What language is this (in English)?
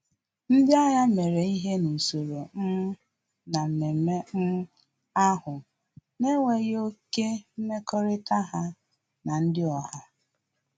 Igbo